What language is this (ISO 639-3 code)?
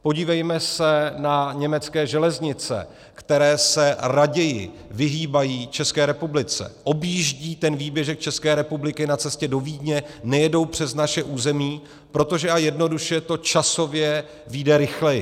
ces